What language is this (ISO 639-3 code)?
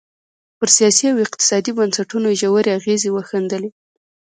pus